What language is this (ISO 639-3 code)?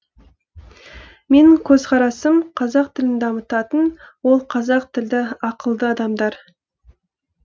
kaz